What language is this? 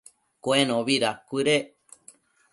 Matsés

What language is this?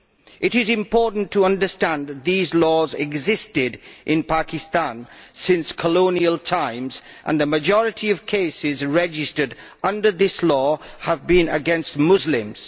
English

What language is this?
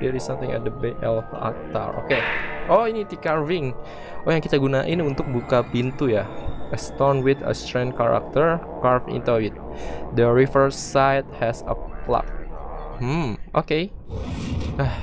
Indonesian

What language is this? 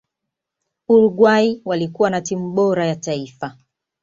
Swahili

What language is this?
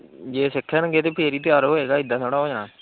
Punjabi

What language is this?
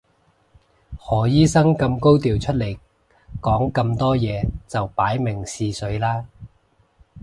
Cantonese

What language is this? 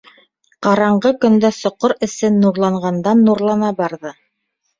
Bashkir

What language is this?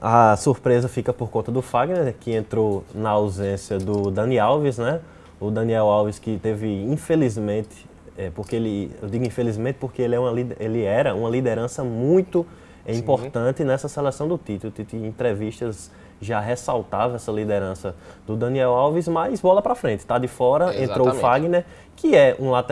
Portuguese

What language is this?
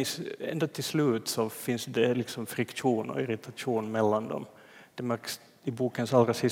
Swedish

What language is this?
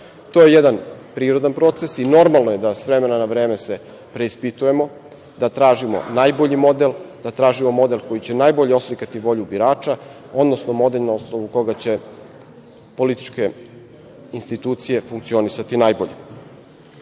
Serbian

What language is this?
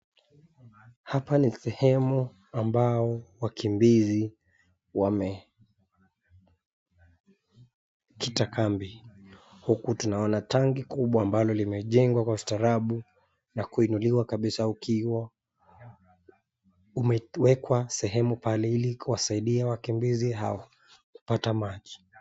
Swahili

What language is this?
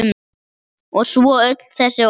Icelandic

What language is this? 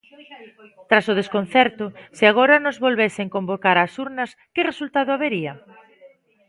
Galician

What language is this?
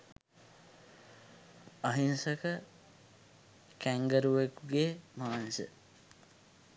Sinhala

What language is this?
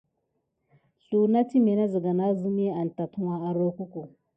Gidar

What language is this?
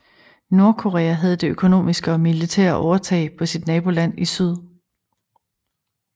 Danish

